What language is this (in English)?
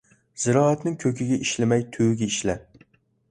Uyghur